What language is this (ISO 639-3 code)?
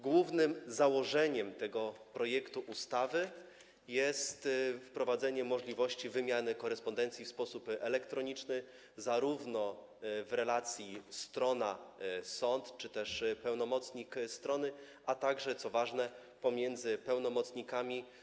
pol